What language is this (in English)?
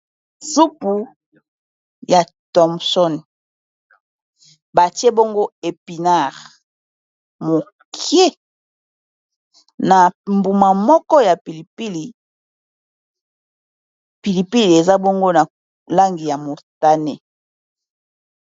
Lingala